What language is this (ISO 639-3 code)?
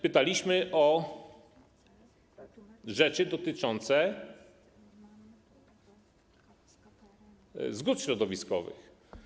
pol